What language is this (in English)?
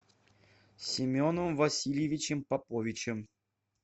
Russian